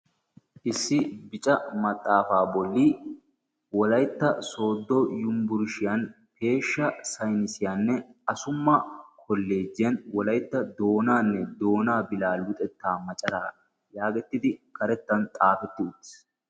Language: Wolaytta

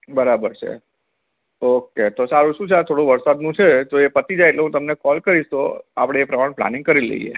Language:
Gujarati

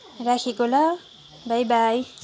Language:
Nepali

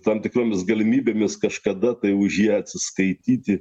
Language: Lithuanian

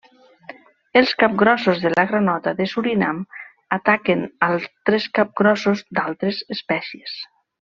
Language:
Catalan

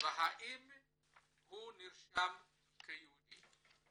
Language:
Hebrew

